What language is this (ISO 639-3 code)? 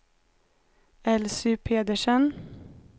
swe